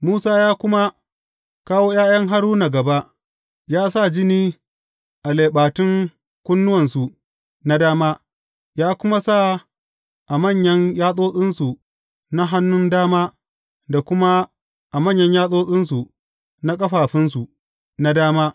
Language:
Hausa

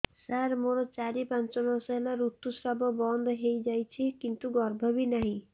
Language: Odia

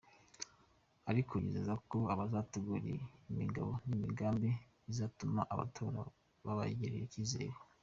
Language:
Kinyarwanda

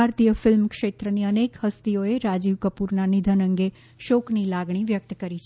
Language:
Gujarati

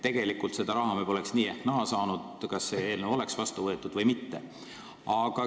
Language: Estonian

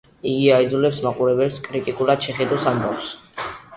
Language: Georgian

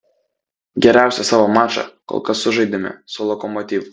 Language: Lithuanian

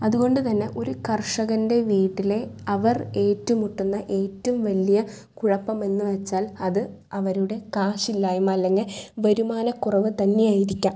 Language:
Malayalam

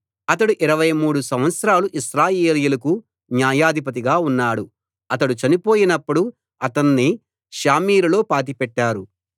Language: Telugu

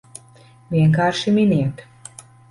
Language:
Latvian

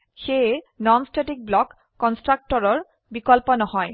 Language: Assamese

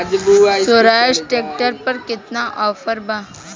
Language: Bhojpuri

